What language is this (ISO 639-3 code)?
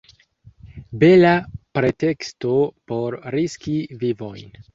epo